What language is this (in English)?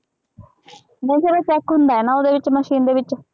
Punjabi